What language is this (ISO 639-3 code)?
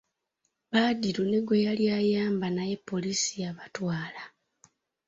lug